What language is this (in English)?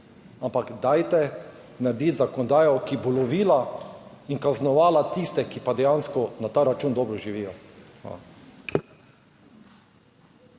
Slovenian